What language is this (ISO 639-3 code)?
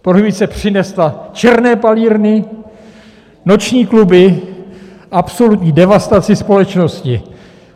ces